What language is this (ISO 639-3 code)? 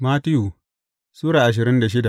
hau